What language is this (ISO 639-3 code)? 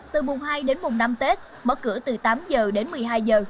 vie